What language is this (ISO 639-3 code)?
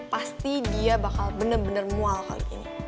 ind